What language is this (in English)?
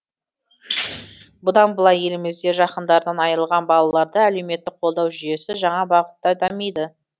Kazakh